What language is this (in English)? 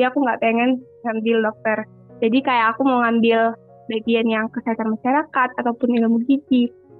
Indonesian